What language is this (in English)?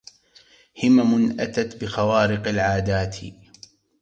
Arabic